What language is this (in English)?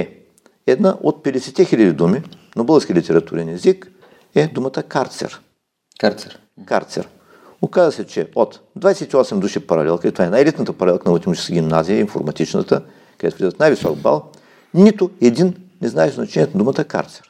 Bulgarian